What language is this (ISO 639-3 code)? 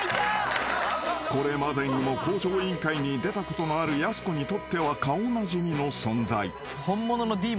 jpn